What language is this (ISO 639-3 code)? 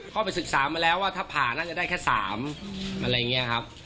tha